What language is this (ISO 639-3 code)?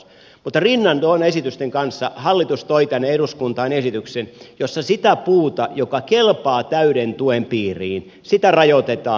fin